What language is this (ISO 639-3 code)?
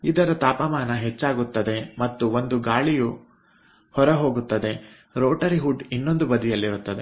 kan